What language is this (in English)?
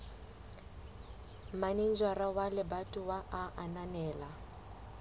Southern Sotho